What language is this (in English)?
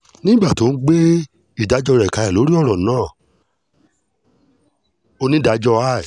Yoruba